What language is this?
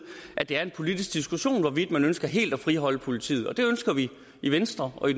Danish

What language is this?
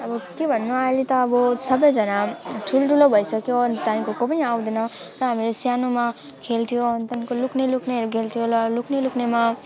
Nepali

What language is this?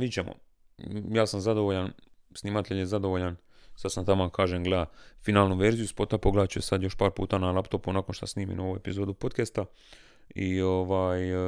Croatian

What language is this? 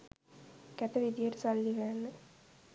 Sinhala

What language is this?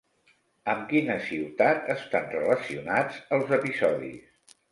Catalan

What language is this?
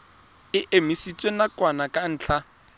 Tswana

